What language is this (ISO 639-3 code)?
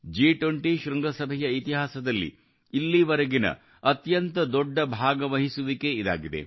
kan